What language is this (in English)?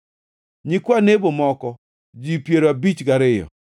Luo (Kenya and Tanzania)